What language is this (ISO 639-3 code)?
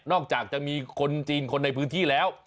tha